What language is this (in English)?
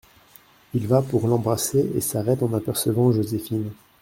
French